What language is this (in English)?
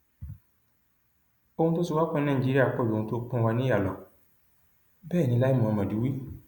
Yoruba